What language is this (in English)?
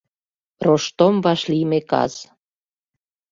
Mari